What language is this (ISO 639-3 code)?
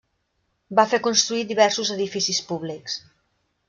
cat